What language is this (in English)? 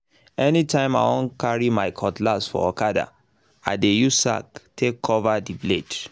Nigerian Pidgin